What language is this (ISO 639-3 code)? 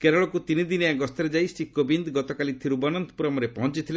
ori